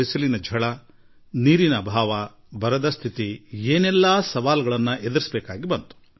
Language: Kannada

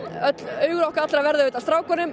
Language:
Icelandic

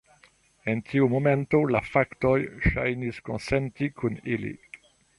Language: Esperanto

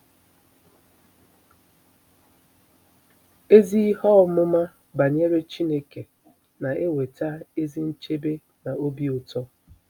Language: Igbo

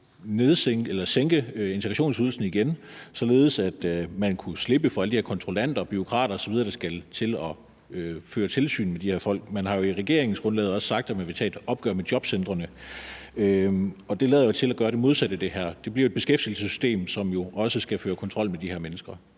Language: Danish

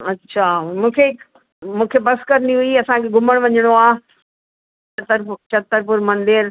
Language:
Sindhi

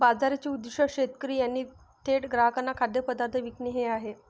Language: Marathi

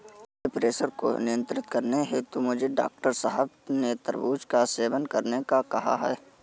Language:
Hindi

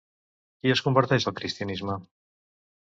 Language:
Catalan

